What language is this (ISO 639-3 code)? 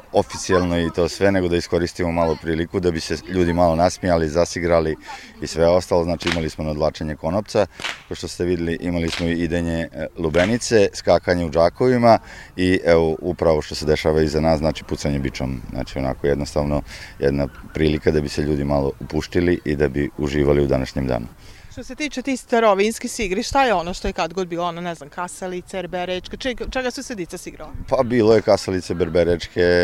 hrv